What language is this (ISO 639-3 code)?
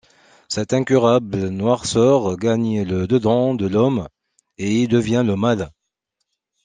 fra